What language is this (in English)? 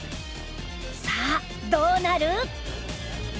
Japanese